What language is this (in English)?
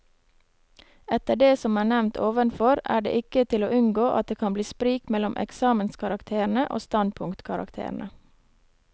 Norwegian